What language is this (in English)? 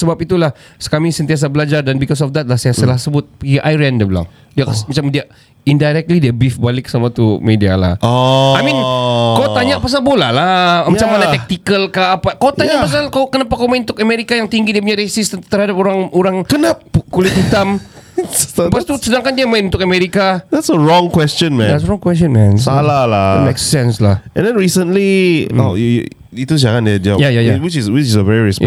Malay